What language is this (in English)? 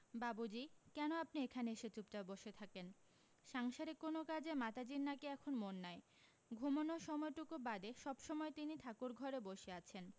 Bangla